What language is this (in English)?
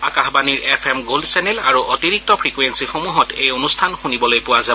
Assamese